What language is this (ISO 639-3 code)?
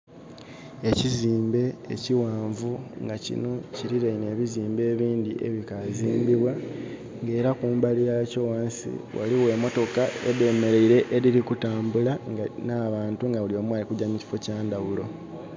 xog